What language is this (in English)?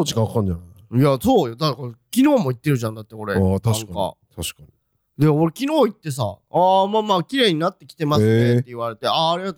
Japanese